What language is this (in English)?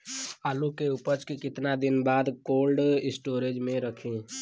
Bhojpuri